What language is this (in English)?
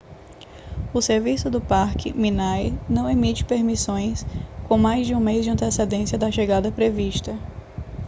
Portuguese